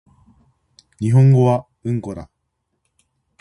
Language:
Japanese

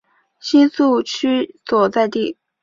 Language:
Chinese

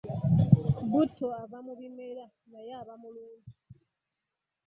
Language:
Ganda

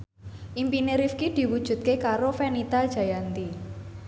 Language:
Javanese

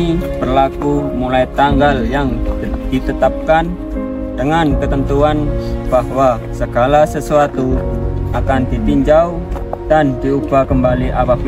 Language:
Indonesian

